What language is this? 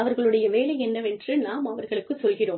Tamil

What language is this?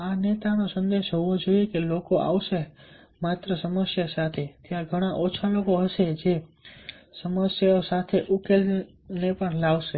Gujarati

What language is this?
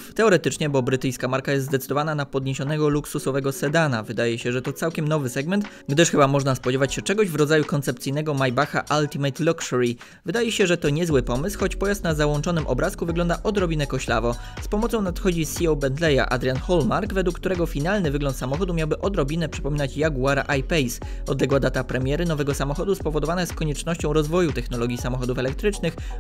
Polish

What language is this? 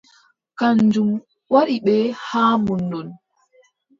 Adamawa Fulfulde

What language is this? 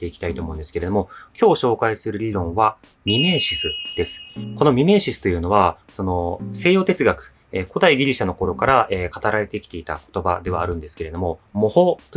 Japanese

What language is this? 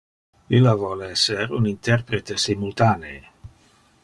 Interlingua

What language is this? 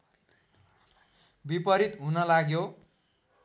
Nepali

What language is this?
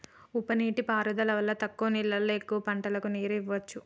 Telugu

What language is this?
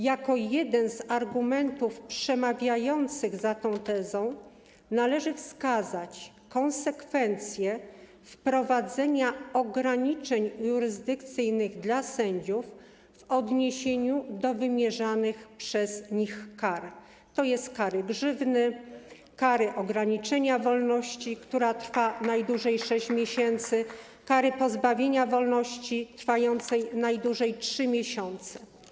Polish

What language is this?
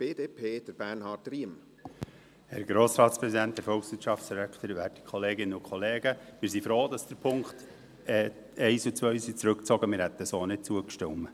Swiss German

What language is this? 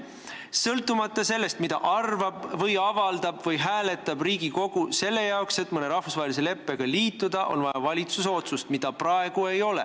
Estonian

